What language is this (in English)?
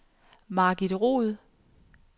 Danish